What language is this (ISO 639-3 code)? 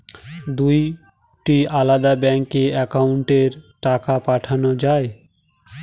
ben